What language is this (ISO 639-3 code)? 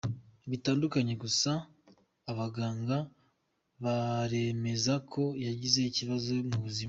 kin